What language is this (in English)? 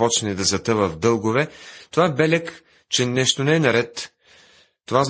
Bulgarian